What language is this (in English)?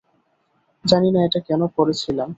Bangla